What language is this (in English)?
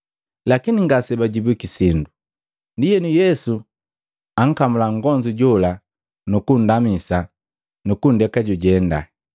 Matengo